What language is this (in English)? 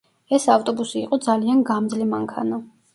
Georgian